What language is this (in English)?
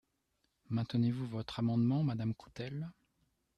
French